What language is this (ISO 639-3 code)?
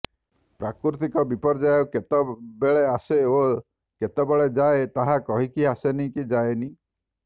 ori